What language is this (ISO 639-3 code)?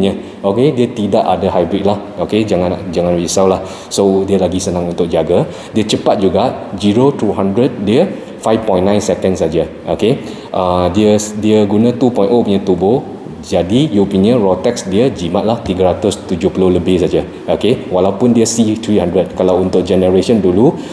msa